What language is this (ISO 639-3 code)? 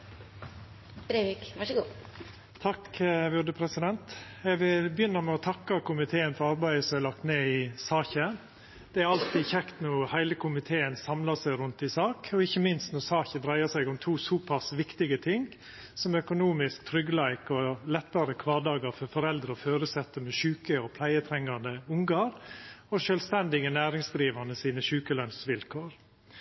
nno